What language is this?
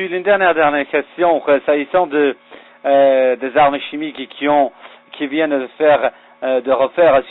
French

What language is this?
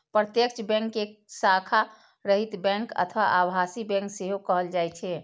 Maithili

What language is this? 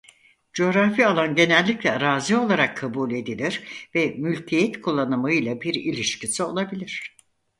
Turkish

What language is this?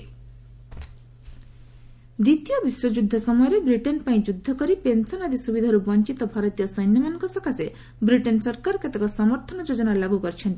Odia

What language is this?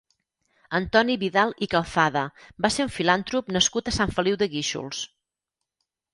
Catalan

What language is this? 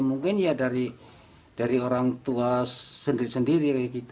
Indonesian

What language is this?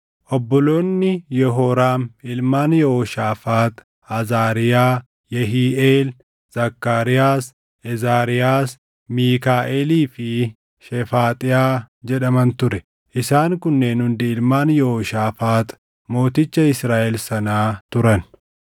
Oromo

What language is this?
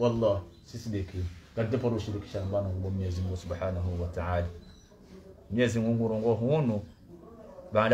Arabic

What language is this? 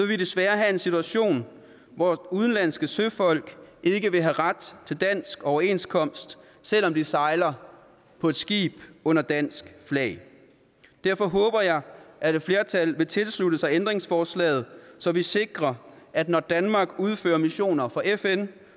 Danish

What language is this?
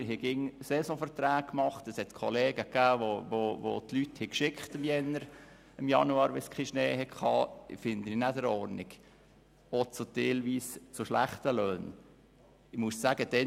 Swiss German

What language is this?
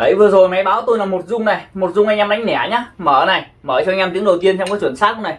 Vietnamese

